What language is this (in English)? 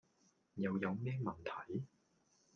Cantonese